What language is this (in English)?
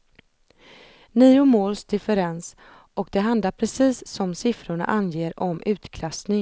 Swedish